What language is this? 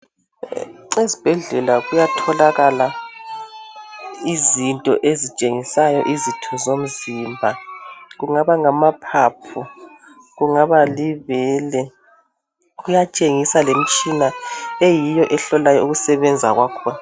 North Ndebele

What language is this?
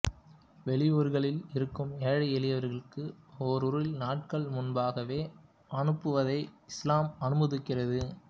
Tamil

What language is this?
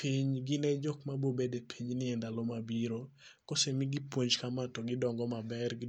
Luo (Kenya and Tanzania)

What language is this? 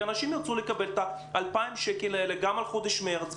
Hebrew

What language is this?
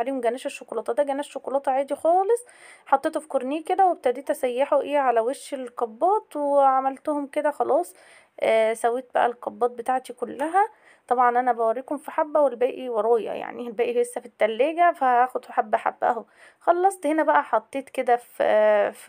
Arabic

